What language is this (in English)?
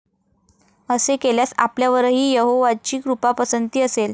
Marathi